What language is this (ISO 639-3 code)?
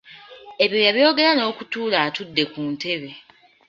lug